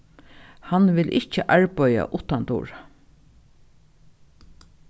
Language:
Faroese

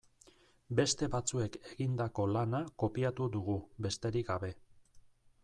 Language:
Basque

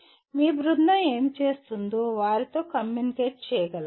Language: Telugu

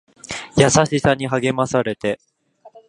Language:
Japanese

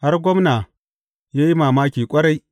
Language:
Hausa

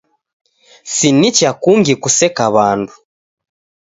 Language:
Taita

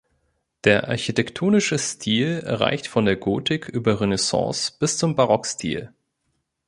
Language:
German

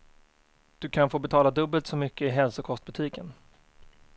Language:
Swedish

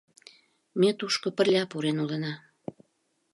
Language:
Mari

